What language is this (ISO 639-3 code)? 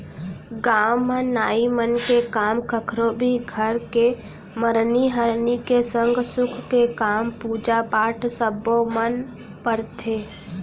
hne